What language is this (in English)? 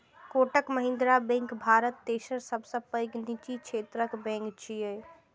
Maithili